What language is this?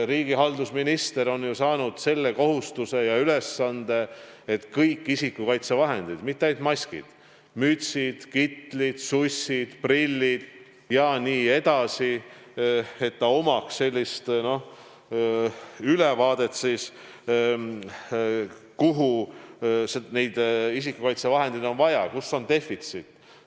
Estonian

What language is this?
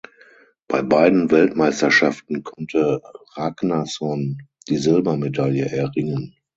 German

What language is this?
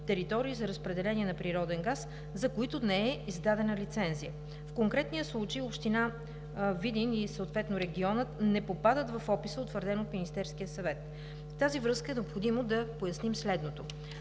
Bulgarian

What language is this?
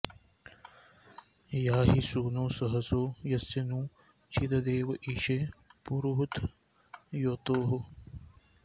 Sanskrit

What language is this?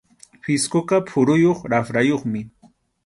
Arequipa-La Unión Quechua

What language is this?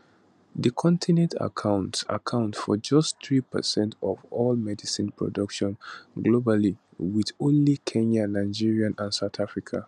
Nigerian Pidgin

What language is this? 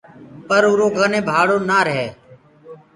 Gurgula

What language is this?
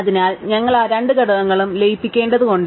Malayalam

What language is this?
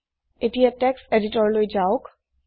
Assamese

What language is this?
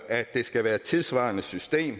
Danish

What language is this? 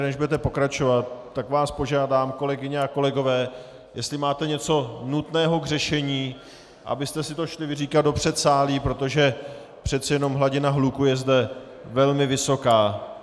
Czech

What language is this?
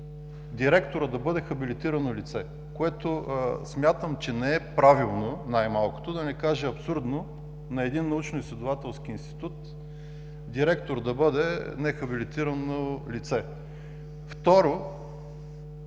Bulgarian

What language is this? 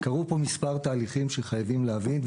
Hebrew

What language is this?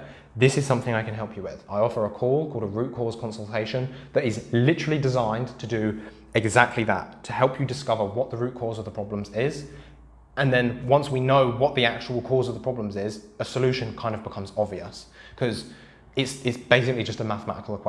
English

